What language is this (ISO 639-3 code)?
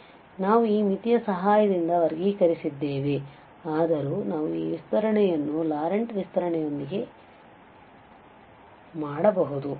kan